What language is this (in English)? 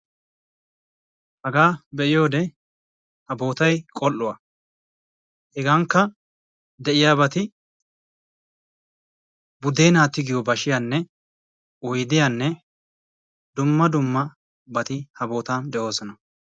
Wolaytta